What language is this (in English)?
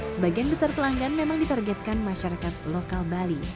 Indonesian